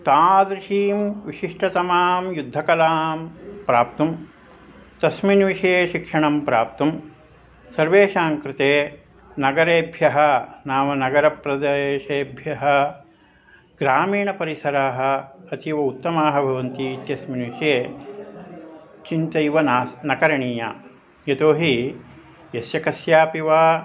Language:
Sanskrit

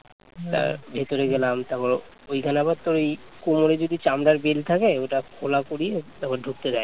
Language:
Bangla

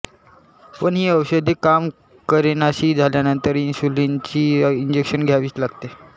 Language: Marathi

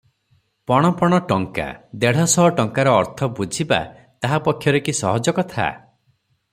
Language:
Odia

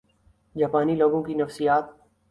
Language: Urdu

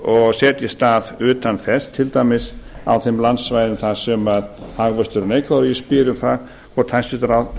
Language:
Icelandic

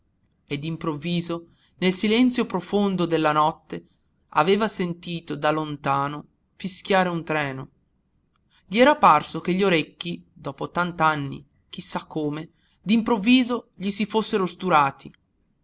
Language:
Italian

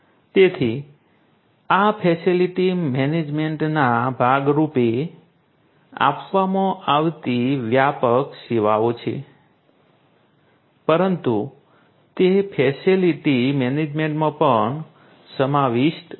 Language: Gujarati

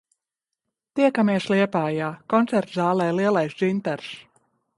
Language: Latvian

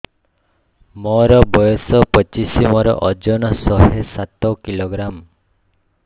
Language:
Odia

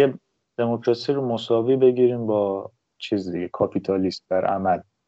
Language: Persian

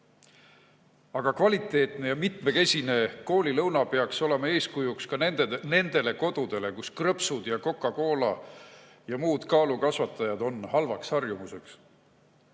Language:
Estonian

